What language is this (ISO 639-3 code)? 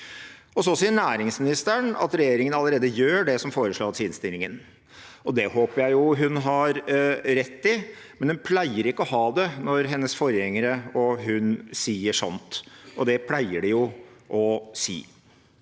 nor